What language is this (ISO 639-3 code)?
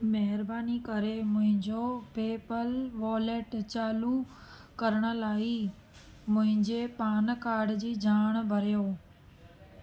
snd